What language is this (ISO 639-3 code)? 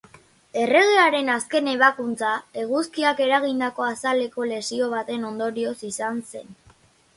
eus